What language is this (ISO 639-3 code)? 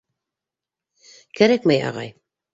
bak